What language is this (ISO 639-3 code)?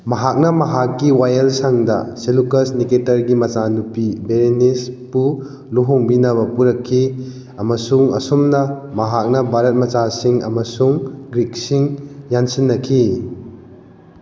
mni